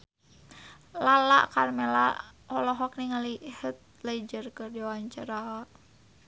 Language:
Sundanese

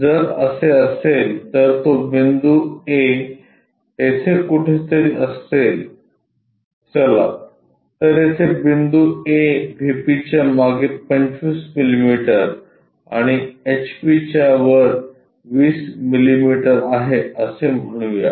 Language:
Marathi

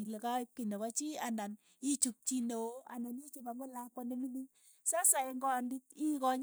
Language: Keiyo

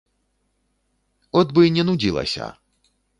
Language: Belarusian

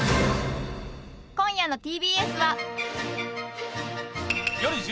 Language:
Japanese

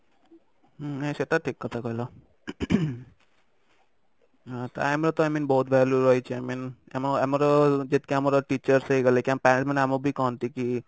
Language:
Odia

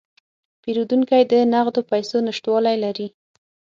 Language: Pashto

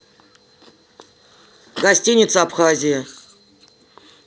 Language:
Russian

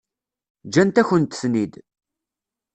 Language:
Kabyle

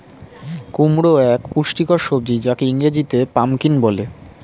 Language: Bangla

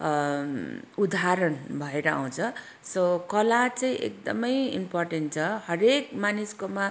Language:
Nepali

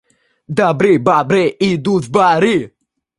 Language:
Russian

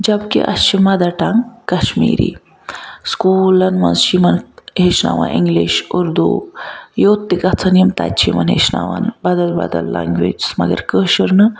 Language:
Kashmiri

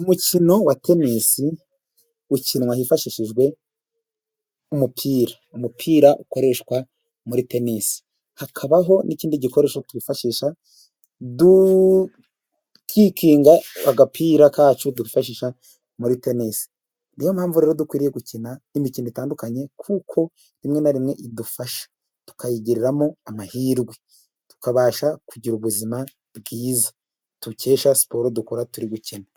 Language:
Kinyarwanda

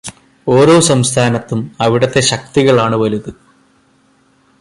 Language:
Malayalam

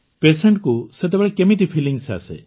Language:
Odia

